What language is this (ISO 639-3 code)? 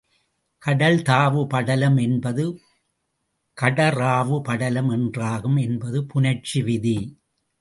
tam